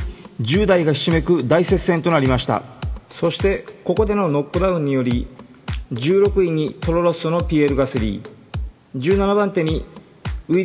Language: Japanese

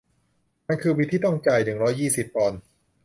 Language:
Thai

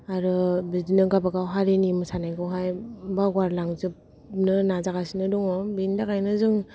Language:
Bodo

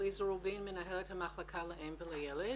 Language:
Hebrew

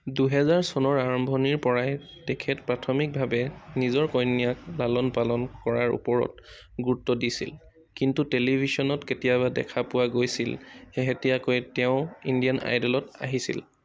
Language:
Assamese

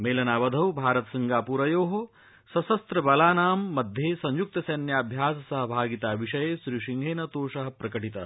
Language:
Sanskrit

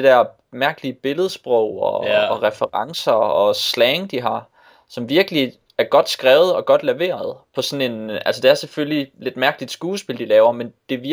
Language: Danish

